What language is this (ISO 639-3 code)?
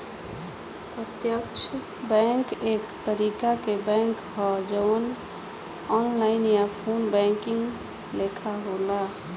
bho